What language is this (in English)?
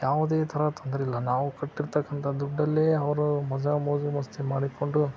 Kannada